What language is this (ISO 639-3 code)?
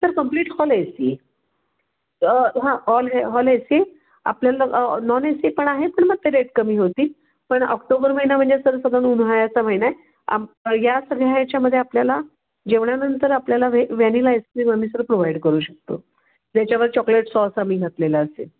mar